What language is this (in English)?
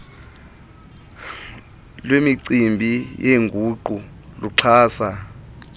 Xhosa